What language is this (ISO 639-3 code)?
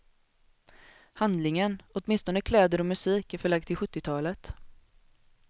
swe